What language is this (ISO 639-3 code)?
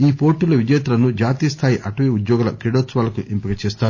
tel